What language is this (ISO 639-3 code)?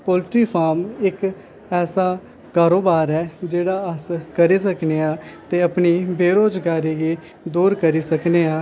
doi